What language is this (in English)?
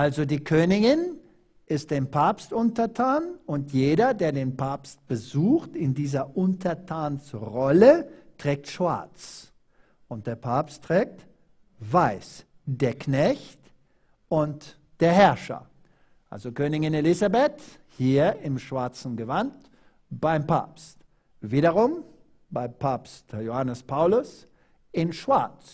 German